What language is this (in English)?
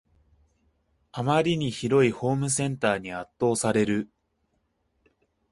Japanese